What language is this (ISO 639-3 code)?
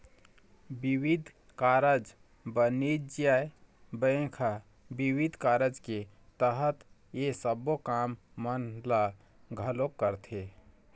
hne